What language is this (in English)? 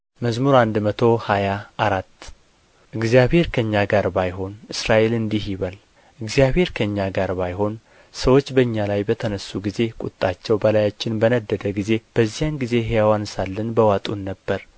Amharic